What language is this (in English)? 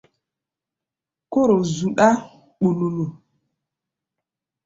Gbaya